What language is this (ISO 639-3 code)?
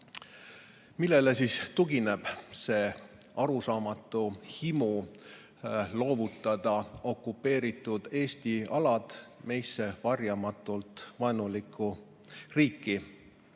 est